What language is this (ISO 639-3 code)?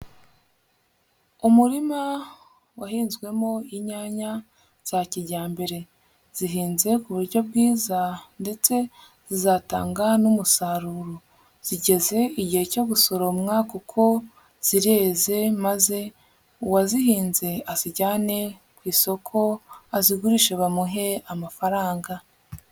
kin